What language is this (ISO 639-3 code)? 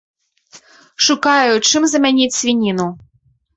bel